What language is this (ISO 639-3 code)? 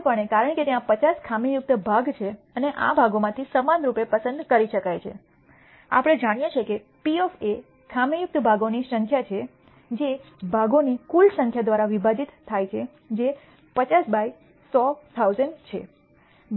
guj